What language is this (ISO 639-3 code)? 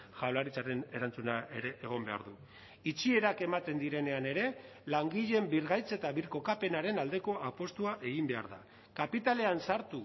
eus